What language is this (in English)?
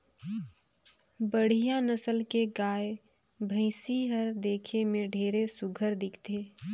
Chhattisgarhi